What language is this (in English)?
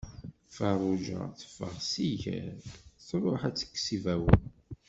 Kabyle